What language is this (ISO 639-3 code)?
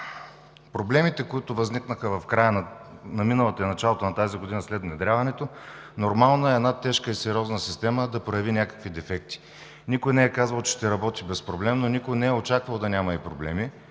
bul